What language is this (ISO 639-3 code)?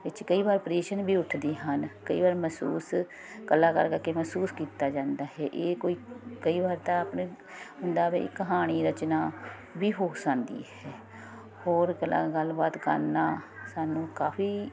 pan